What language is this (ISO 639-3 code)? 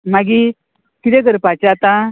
kok